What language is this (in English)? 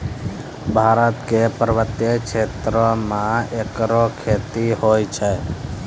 Maithili